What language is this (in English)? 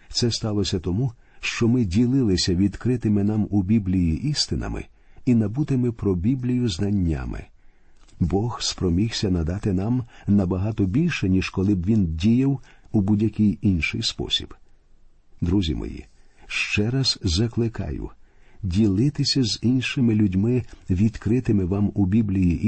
Ukrainian